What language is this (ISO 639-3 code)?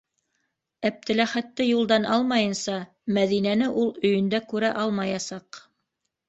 bak